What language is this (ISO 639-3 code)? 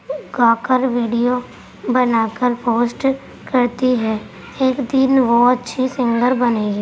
urd